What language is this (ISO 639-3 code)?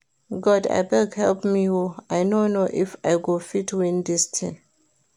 pcm